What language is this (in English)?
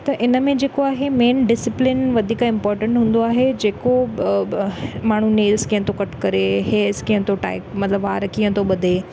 Sindhi